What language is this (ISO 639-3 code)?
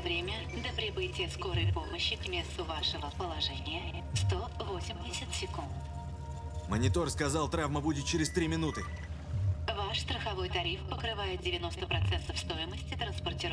rus